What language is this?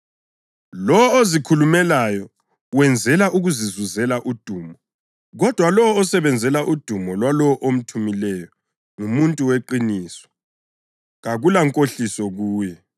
North Ndebele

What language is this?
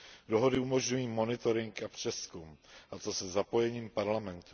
Czech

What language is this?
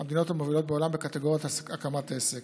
Hebrew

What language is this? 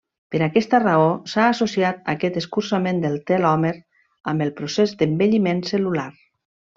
Catalan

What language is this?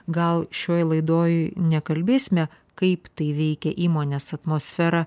Lithuanian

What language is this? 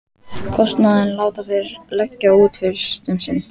Icelandic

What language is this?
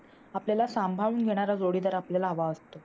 Marathi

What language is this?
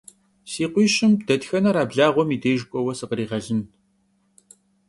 Kabardian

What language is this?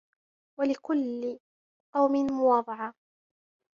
Arabic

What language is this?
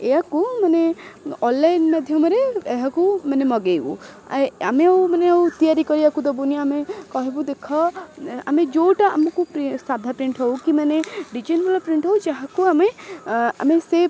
Odia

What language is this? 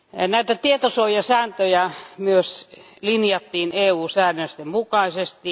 Finnish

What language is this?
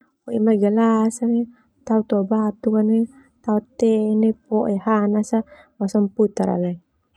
Termanu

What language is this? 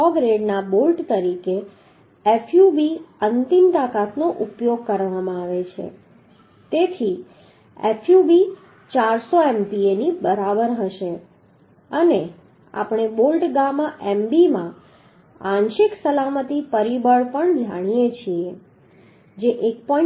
Gujarati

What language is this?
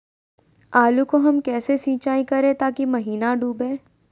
Magahi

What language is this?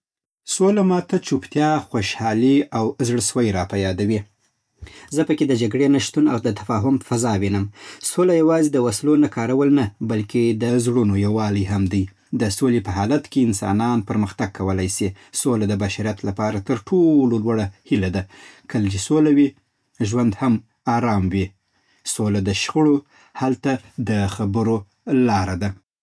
Southern Pashto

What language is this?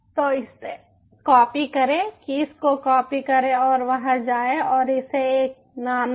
Hindi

